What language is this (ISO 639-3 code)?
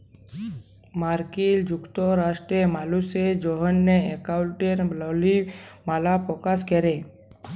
ben